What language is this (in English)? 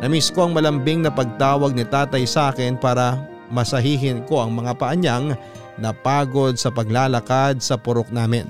Filipino